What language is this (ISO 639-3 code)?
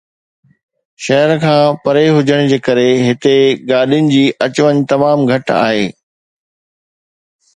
snd